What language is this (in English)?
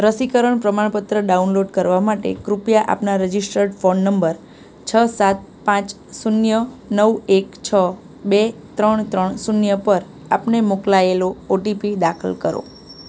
Gujarati